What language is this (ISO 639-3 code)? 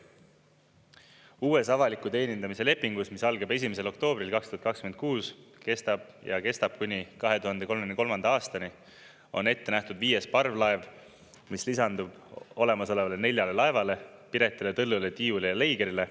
est